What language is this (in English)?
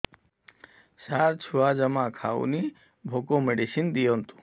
Odia